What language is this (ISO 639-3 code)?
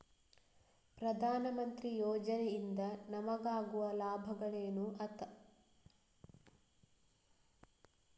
kan